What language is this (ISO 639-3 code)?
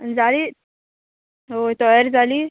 kok